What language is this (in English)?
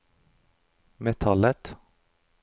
Norwegian